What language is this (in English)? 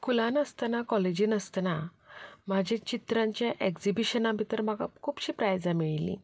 Konkani